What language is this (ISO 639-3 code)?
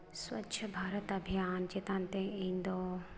sat